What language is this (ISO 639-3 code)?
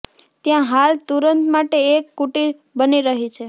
guj